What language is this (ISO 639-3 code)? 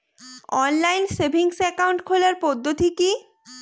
ben